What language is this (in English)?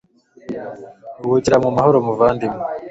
Kinyarwanda